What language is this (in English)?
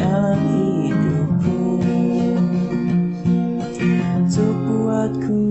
Indonesian